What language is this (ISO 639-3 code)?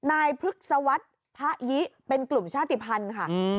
tha